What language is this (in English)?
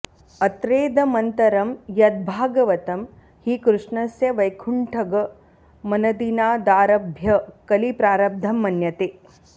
Sanskrit